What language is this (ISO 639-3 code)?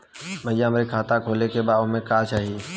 bho